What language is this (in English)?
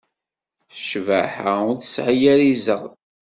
Kabyle